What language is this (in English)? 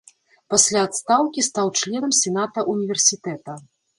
Belarusian